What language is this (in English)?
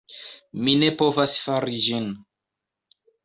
Esperanto